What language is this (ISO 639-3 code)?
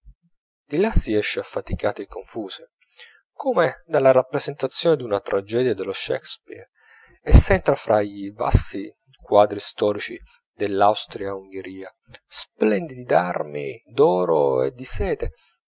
ita